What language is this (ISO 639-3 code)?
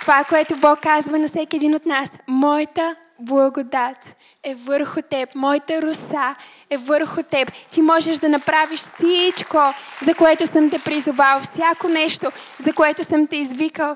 bul